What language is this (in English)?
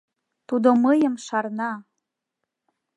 Mari